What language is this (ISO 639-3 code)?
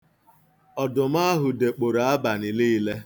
ibo